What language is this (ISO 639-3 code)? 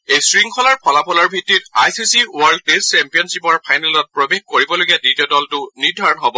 asm